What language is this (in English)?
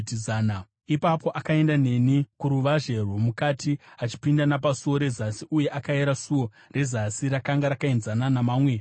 Shona